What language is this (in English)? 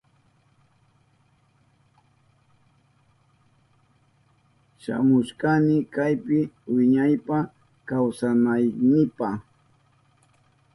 Southern Pastaza Quechua